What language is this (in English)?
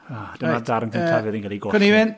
Welsh